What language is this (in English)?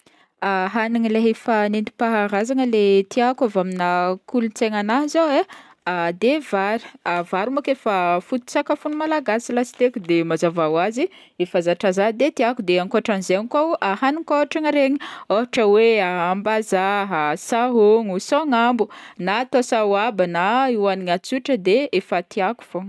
Northern Betsimisaraka Malagasy